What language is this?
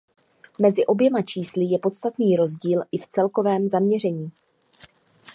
Czech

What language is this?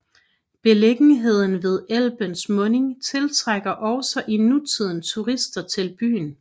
Danish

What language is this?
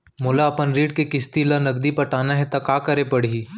Chhattisgarhi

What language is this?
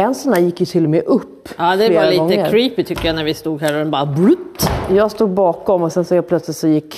Swedish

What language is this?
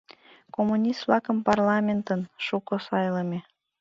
Mari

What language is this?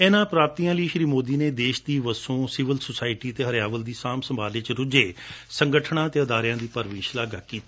Punjabi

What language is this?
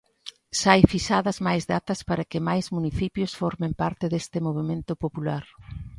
Galician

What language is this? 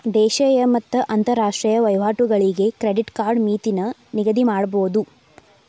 Kannada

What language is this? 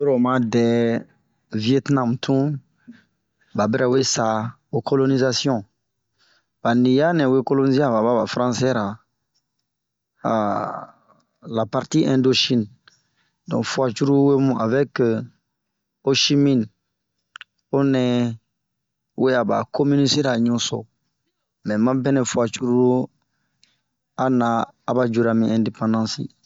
Bomu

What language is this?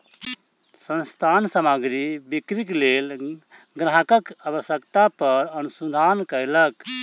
Maithili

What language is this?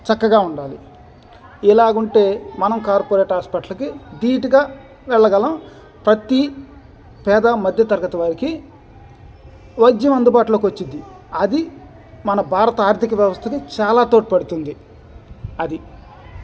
Telugu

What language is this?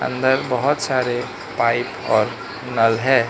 Hindi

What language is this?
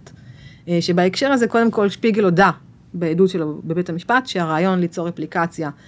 Hebrew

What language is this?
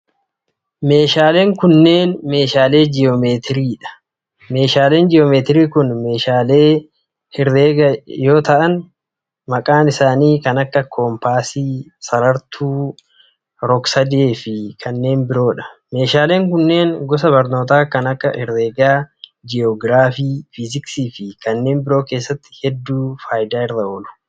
Oromo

